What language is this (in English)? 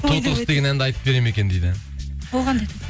Kazakh